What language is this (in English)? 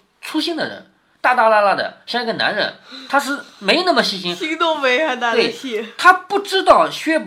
Chinese